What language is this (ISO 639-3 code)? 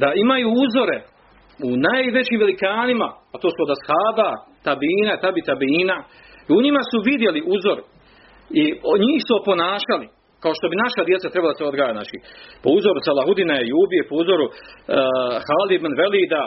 hrv